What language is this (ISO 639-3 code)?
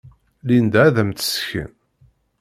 kab